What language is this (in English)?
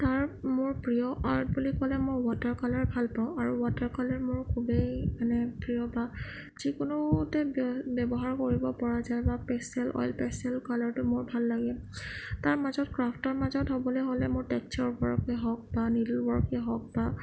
Assamese